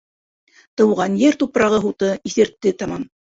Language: Bashkir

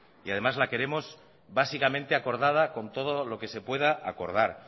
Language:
Spanish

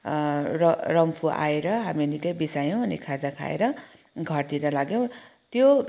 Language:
Nepali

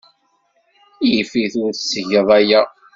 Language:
Kabyle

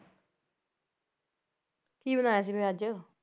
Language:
Punjabi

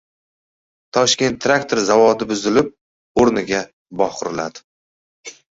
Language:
Uzbek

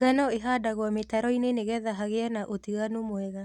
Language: Kikuyu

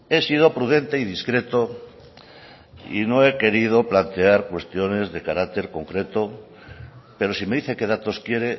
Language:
Spanish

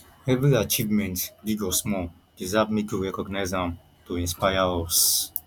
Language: Nigerian Pidgin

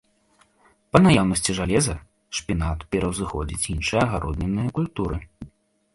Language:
Belarusian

